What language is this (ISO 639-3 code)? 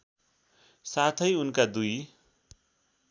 nep